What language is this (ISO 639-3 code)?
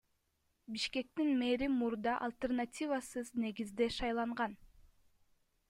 kir